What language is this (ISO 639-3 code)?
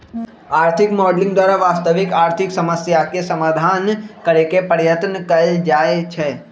mag